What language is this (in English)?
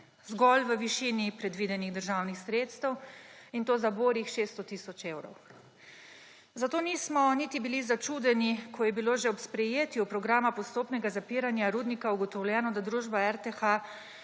Slovenian